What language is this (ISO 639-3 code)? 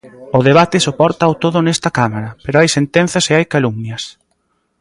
glg